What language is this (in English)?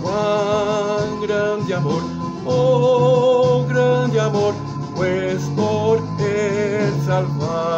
Romanian